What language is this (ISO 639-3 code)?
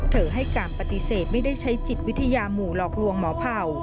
tha